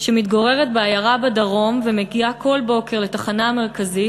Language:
Hebrew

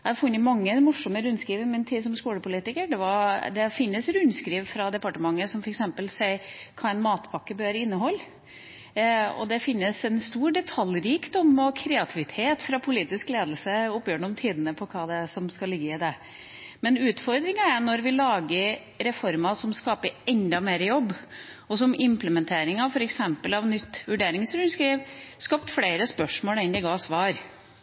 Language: Norwegian Bokmål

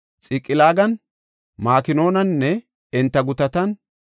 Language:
Gofa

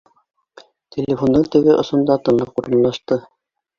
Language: Bashkir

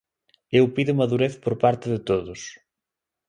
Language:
Galician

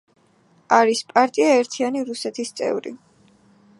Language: Georgian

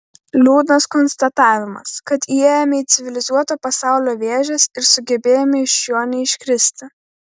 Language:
Lithuanian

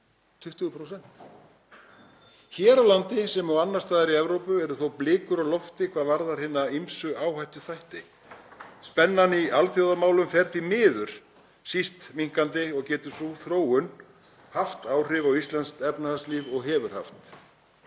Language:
Icelandic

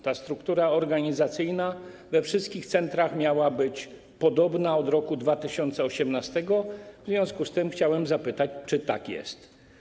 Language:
Polish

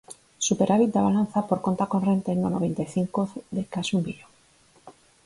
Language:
Galician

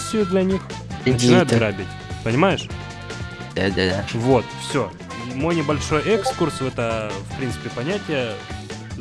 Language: Russian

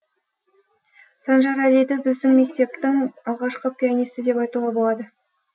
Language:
Kazakh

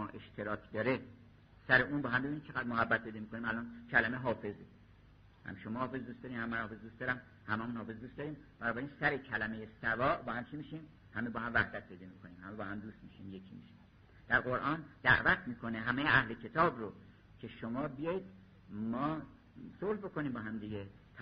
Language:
Persian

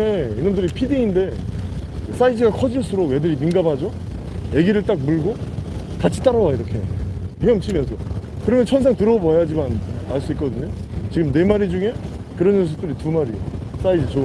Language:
Korean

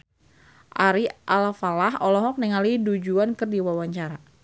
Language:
Sundanese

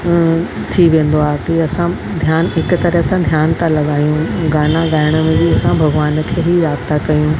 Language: Sindhi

